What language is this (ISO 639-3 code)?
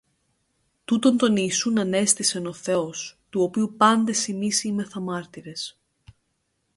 ell